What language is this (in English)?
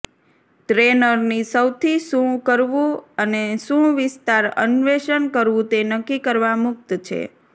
Gujarati